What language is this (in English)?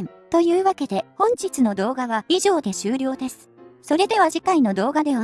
Japanese